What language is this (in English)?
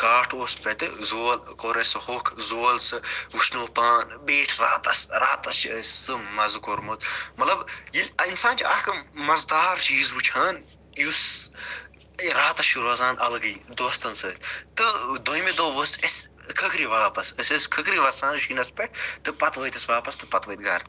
Kashmiri